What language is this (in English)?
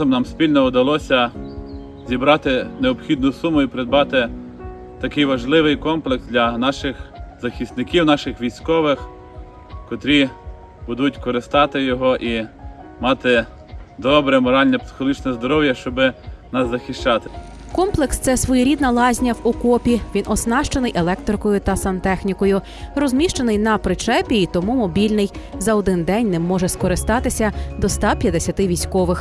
Ukrainian